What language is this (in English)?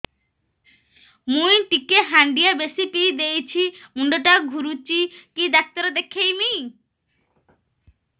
Odia